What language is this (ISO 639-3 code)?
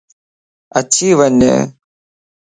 lss